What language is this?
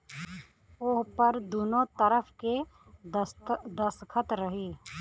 Bhojpuri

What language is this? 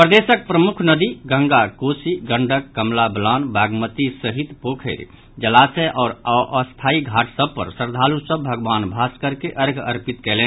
Maithili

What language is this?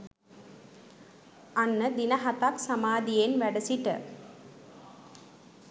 Sinhala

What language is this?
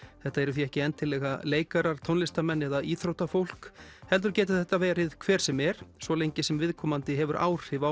Icelandic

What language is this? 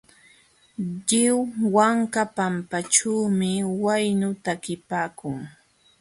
Jauja Wanca Quechua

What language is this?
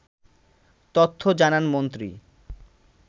Bangla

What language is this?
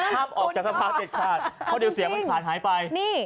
Thai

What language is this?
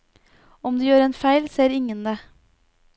Norwegian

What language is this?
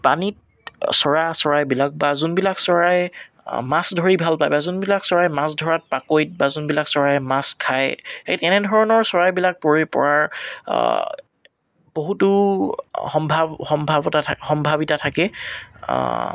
Assamese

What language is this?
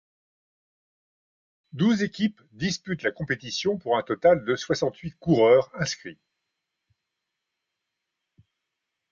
French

